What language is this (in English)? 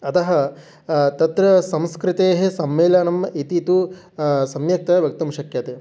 Sanskrit